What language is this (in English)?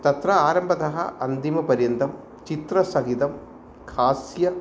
Sanskrit